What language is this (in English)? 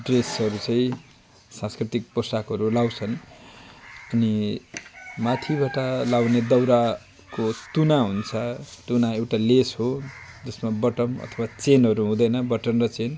Nepali